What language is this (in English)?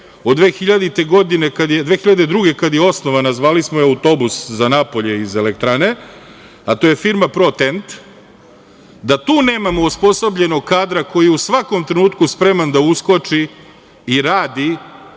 Serbian